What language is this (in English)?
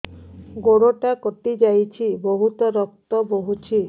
Odia